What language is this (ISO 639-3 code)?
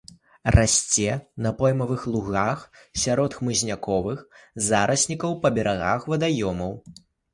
bel